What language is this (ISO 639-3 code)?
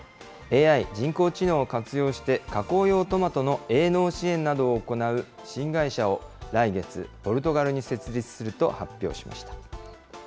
jpn